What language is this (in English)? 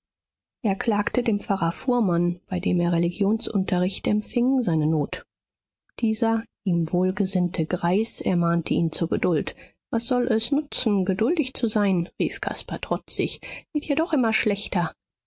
German